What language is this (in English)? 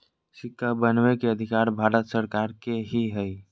Magahi